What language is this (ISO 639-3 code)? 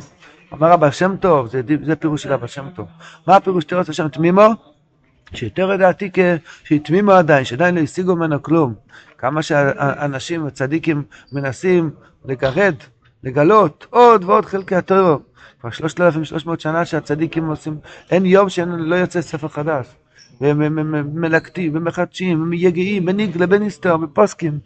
heb